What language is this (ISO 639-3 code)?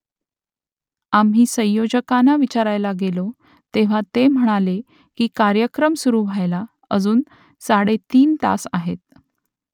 mar